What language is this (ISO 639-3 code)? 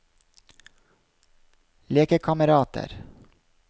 nor